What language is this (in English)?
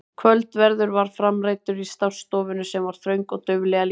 Icelandic